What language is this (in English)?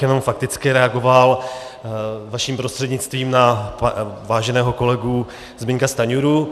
Czech